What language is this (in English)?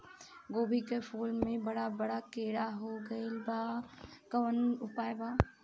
Bhojpuri